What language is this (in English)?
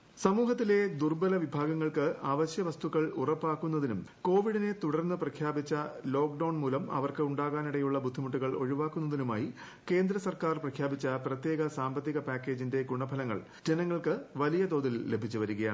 Malayalam